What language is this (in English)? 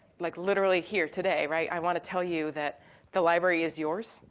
English